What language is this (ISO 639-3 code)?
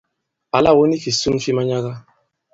abb